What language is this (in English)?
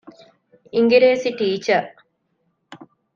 Divehi